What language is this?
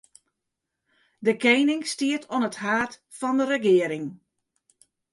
Western Frisian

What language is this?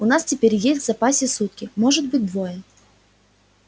Russian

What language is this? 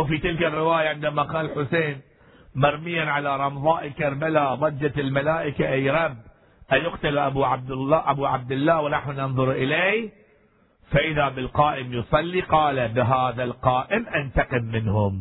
Arabic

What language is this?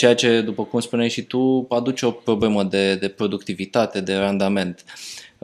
Romanian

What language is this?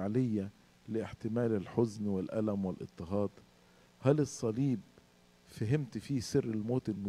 Arabic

